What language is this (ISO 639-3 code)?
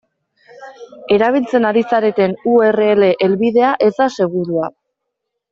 eus